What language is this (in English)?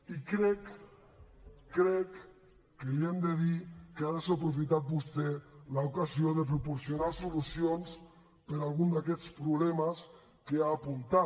Catalan